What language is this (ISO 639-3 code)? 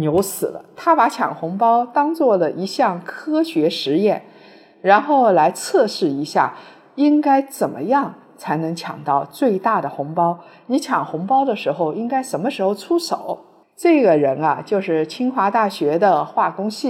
zho